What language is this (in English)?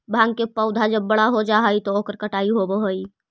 Magahi